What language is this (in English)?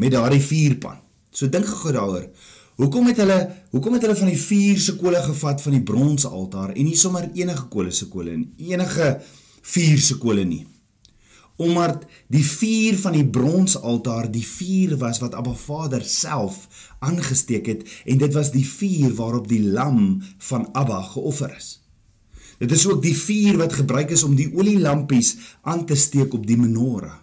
Dutch